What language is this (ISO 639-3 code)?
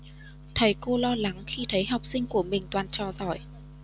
vie